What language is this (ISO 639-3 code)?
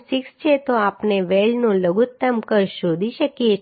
guj